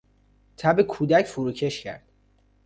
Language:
Persian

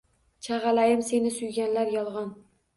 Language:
Uzbek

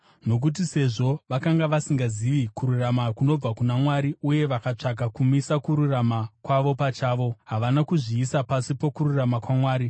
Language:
Shona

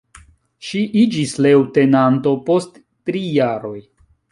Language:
Esperanto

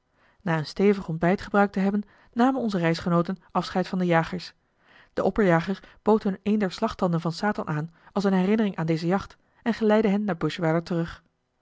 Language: Dutch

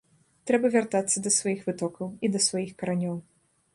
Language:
Belarusian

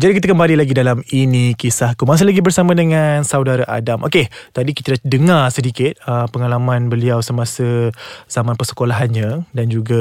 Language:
Malay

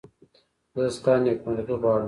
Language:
Pashto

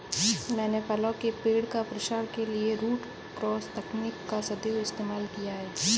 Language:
Hindi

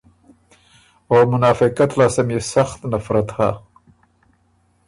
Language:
Ormuri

